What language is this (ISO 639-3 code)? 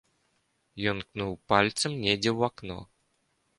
bel